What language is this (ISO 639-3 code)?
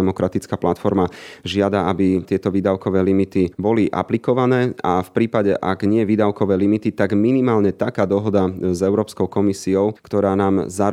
slk